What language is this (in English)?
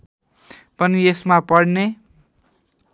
Nepali